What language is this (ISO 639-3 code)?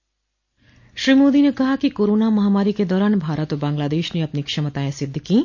hin